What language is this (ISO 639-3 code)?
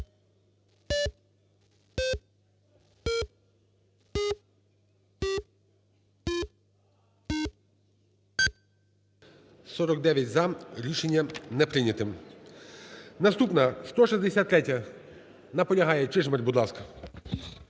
ukr